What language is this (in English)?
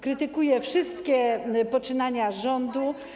Polish